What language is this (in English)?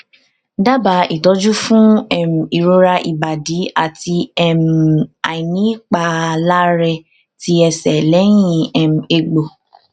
Yoruba